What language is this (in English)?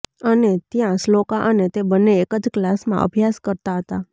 Gujarati